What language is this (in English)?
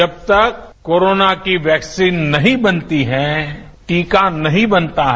Hindi